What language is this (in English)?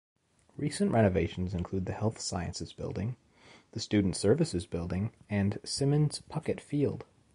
English